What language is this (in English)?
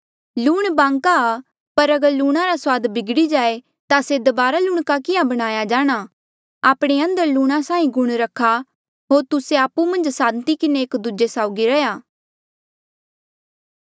Mandeali